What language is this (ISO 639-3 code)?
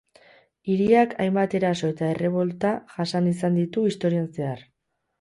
eus